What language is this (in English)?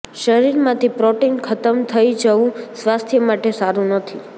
Gujarati